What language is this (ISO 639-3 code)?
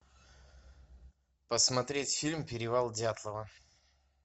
rus